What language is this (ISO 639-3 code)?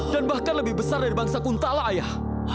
ind